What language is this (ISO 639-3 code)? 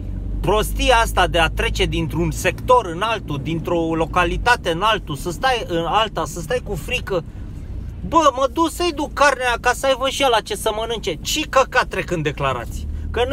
ron